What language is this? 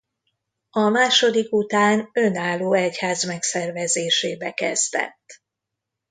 Hungarian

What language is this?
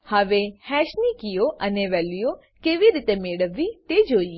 Gujarati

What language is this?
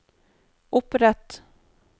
Norwegian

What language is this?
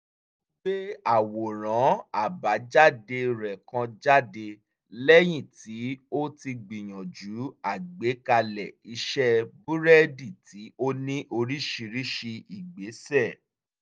Yoruba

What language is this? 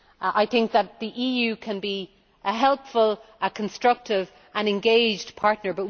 English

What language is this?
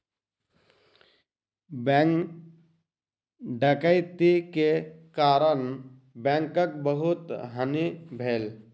Maithili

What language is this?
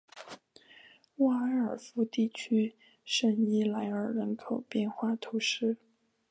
Chinese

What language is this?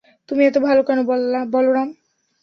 Bangla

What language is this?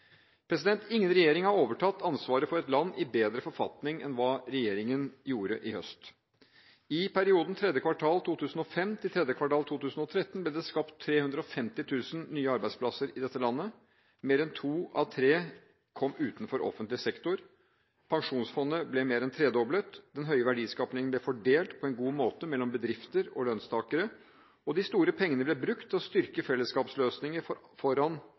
Norwegian Bokmål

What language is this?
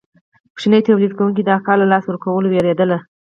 Pashto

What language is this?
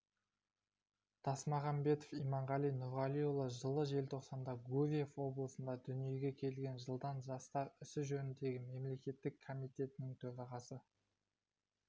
Kazakh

